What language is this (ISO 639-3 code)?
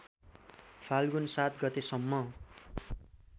nep